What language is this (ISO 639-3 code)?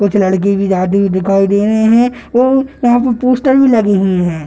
hin